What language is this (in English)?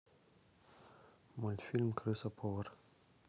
Russian